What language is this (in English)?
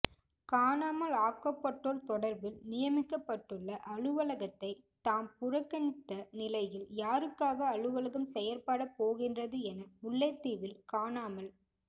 Tamil